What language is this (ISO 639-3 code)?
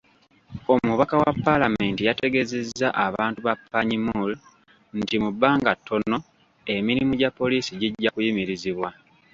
lug